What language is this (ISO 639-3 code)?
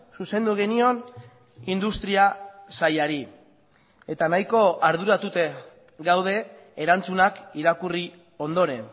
eus